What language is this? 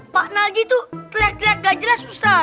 Indonesian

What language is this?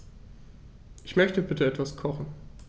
German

